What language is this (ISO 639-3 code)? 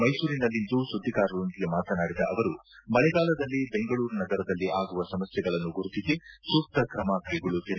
kan